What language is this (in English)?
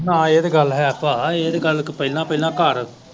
Punjabi